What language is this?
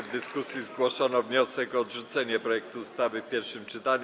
Polish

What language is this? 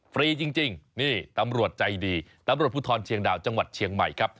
Thai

